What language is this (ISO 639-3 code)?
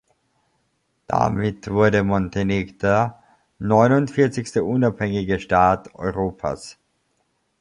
deu